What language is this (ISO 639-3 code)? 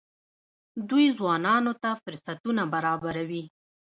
pus